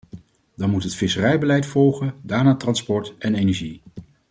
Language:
Dutch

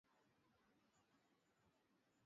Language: Swahili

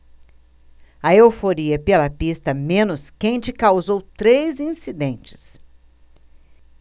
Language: Portuguese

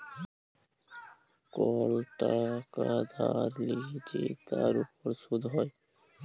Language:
Bangla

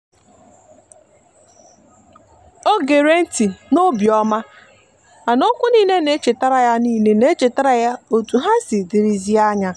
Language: Igbo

